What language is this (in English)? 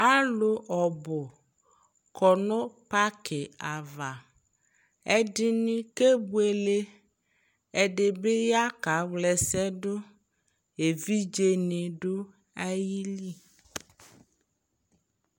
Ikposo